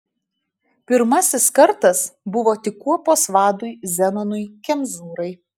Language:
Lithuanian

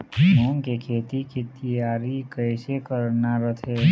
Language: Chhattisgarhi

